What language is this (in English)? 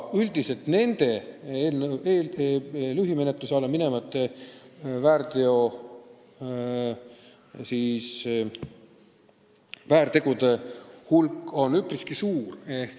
Estonian